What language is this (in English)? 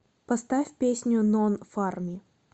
Russian